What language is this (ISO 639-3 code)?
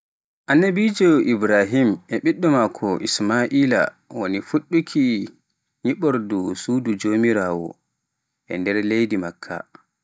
fuf